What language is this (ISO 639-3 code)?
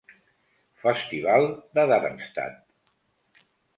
cat